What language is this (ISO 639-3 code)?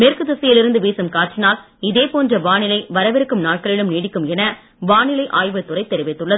tam